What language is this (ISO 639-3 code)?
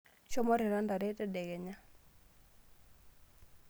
mas